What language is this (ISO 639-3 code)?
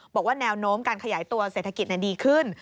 tha